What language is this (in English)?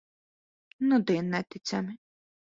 Latvian